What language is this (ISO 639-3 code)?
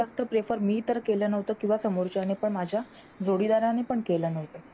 mar